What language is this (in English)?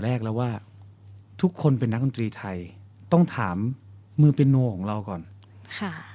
Thai